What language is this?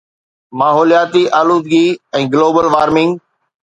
Sindhi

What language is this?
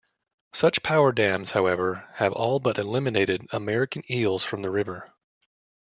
English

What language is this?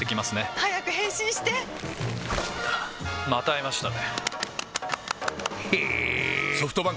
Japanese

